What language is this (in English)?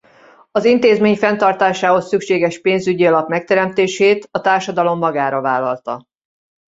Hungarian